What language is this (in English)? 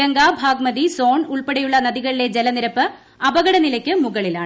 Malayalam